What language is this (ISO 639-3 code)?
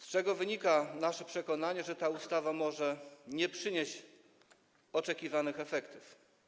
pol